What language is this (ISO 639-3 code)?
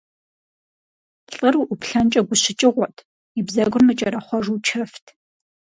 kbd